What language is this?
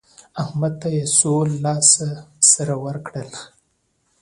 Pashto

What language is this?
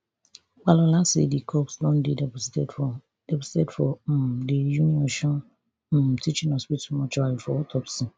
Nigerian Pidgin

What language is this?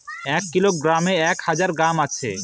Bangla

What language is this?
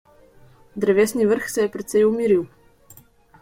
Slovenian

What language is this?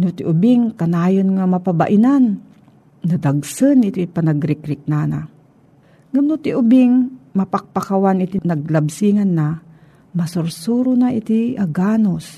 Filipino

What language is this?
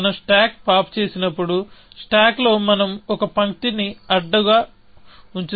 Telugu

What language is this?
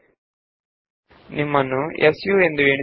Kannada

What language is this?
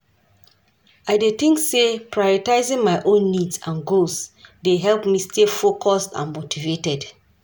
Nigerian Pidgin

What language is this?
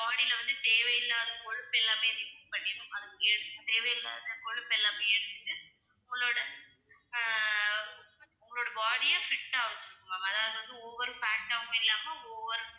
Tamil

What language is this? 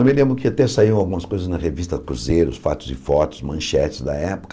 Portuguese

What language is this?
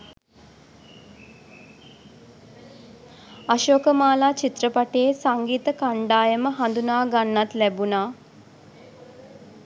Sinhala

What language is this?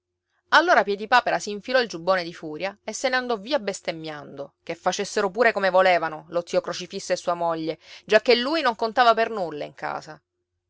Italian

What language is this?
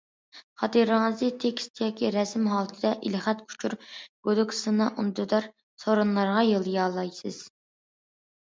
Uyghur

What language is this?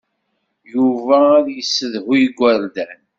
Kabyle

